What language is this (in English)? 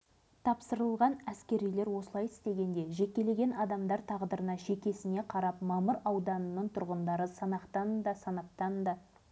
Kazakh